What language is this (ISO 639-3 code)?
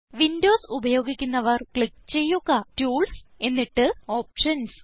mal